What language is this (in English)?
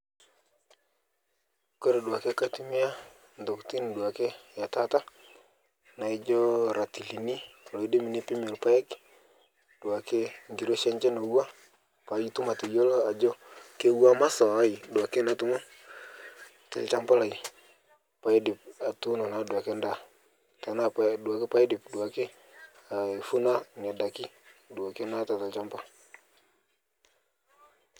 Masai